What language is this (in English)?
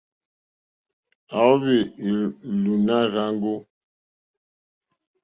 Mokpwe